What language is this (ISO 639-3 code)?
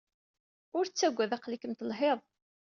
kab